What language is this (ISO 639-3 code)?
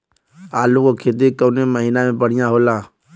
bho